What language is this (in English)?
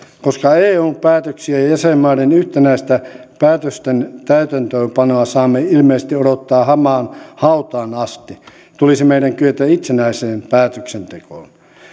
Finnish